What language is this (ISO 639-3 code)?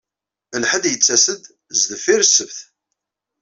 kab